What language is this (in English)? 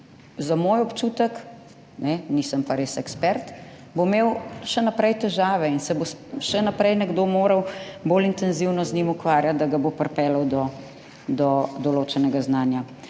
Slovenian